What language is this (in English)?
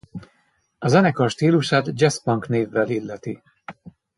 Hungarian